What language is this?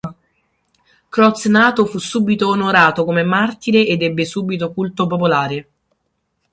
Italian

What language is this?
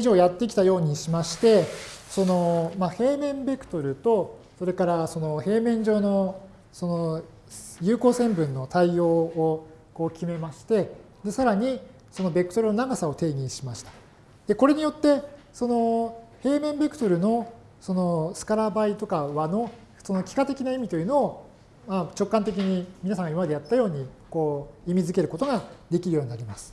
Japanese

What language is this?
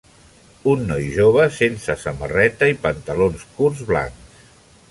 Catalan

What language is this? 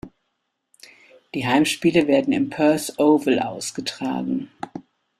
German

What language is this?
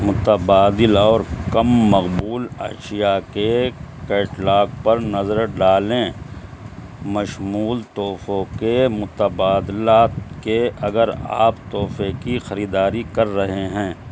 Urdu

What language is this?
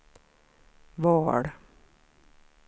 Swedish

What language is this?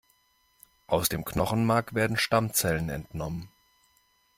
German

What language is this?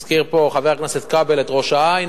Hebrew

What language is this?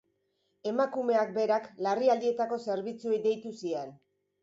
Basque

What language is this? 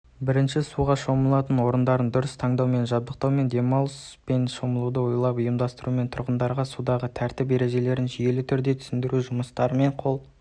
Kazakh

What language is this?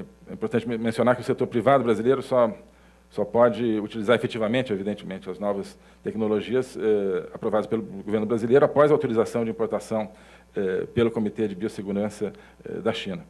Portuguese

